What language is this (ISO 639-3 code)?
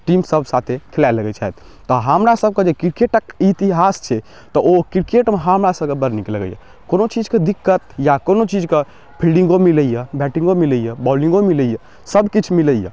mai